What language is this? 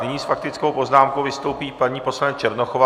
Czech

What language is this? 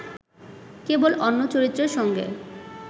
Bangla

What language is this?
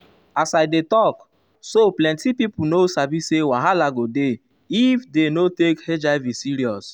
Nigerian Pidgin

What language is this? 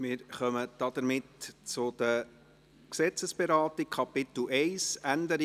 Swiss German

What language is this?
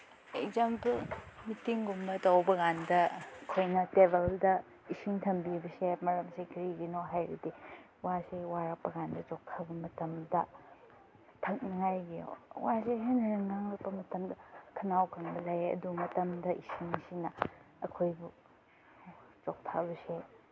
Manipuri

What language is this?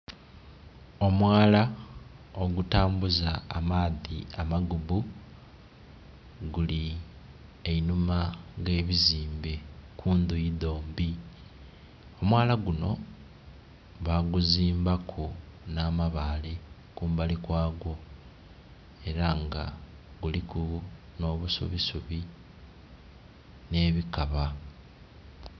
Soga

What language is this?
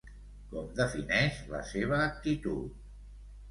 Catalan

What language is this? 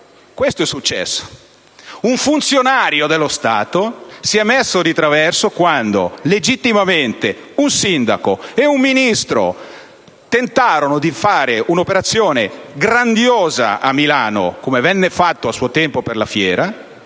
Italian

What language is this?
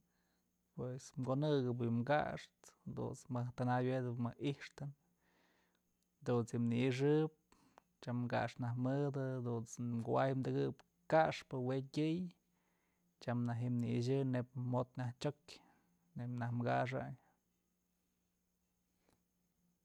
Mazatlán Mixe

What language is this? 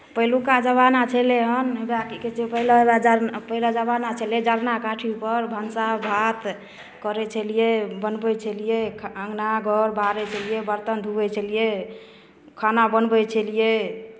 Maithili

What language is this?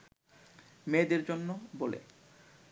Bangla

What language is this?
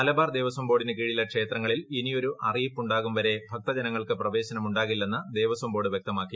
Malayalam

